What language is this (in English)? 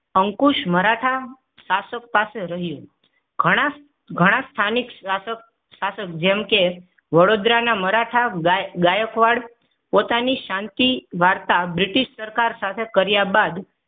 Gujarati